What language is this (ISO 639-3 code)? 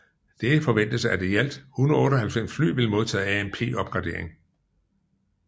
dan